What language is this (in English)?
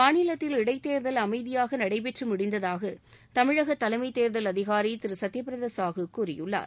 Tamil